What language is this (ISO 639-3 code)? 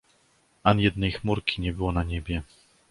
pol